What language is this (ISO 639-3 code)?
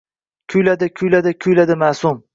uzb